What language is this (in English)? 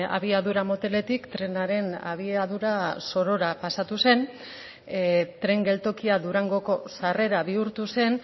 Basque